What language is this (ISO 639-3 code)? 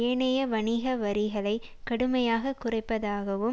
tam